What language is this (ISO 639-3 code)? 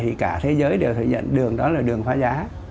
vie